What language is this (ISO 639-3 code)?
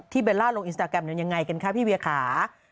tha